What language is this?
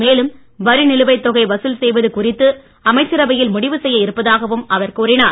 Tamil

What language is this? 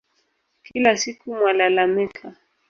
Swahili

